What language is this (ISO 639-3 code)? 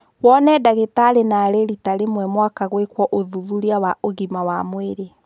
kik